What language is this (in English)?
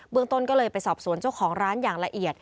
Thai